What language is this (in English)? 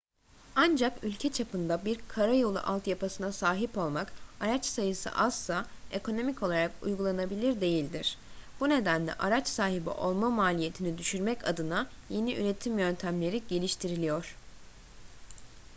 Turkish